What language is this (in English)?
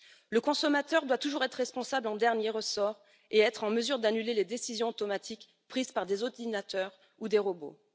French